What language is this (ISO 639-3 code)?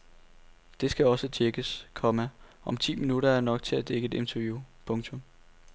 dan